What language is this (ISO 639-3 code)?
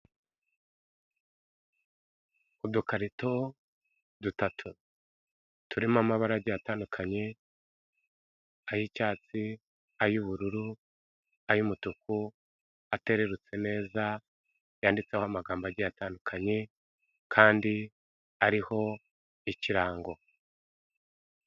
kin